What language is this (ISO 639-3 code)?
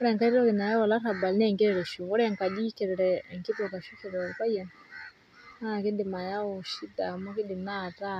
mas